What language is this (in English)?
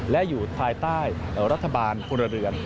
Thai